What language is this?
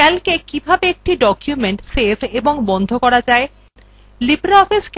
Bangla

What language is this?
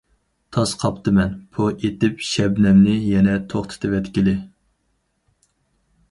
Uyghur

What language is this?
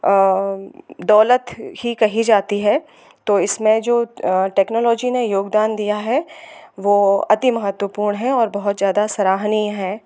Hindi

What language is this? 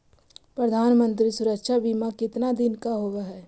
Magahi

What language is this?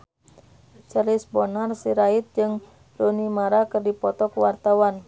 Sundanese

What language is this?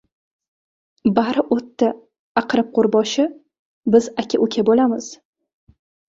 Uzbek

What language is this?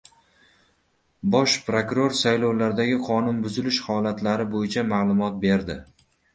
Uzbek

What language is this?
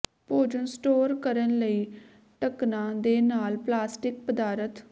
Punjabi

